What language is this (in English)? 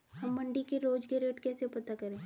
Hindi